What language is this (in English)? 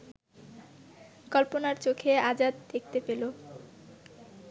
Bangla